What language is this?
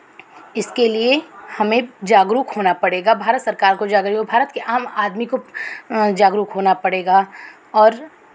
Hindi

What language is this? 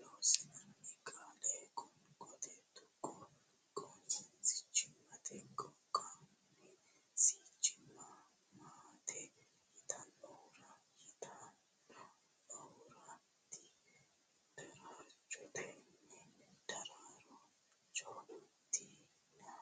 Sidamo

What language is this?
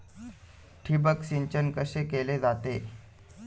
Marathi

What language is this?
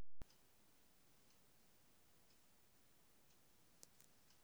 Kikuyu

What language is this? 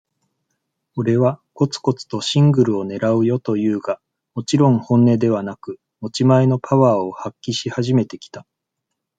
Japanese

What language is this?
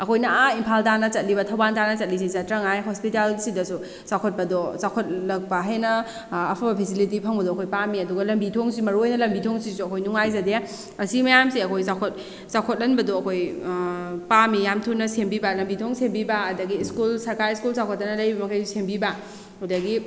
Manipuri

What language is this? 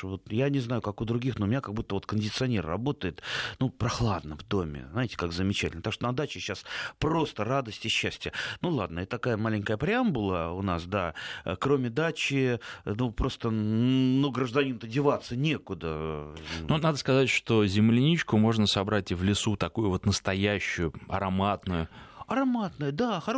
Russian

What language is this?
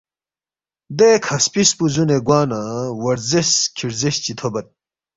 Balti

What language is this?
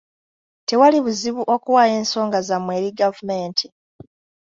Ganda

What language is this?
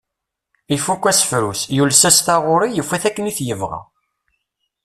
Kabyle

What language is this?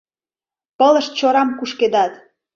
Mari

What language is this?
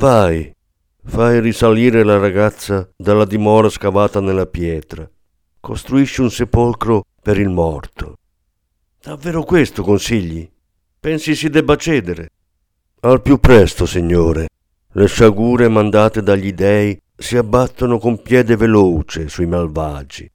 Italian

